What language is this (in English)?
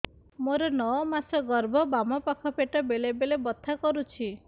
Odia